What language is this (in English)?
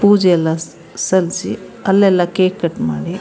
Kannada